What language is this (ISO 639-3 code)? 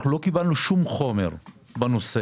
heb